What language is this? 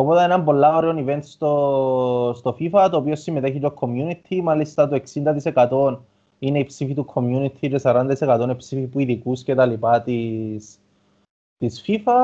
Greek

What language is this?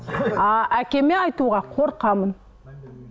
Kazakh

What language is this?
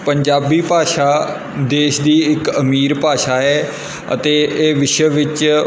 Punjabi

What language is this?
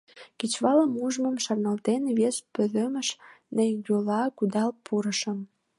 Mari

